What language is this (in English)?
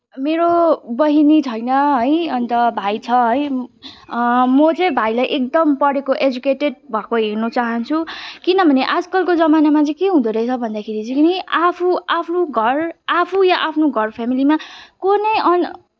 Nepali